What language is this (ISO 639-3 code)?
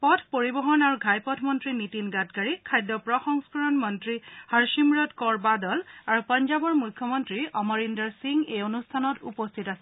asm